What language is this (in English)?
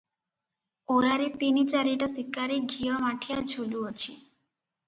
Odia